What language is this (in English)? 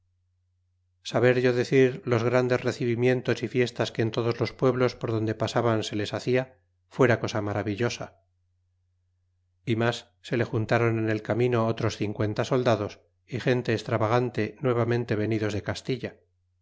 Spanish